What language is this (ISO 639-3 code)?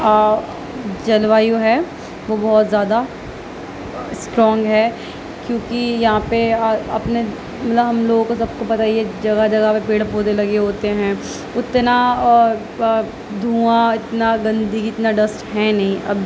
urd